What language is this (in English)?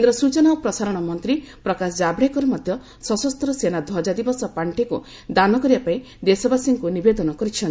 Odia